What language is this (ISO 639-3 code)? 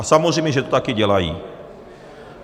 ces